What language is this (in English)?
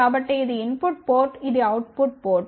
Telugu